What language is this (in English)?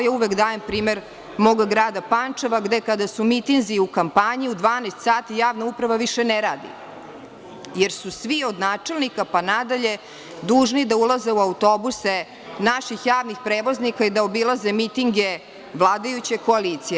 Serbian